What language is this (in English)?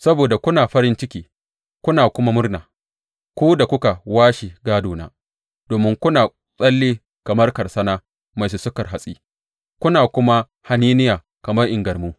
Hausa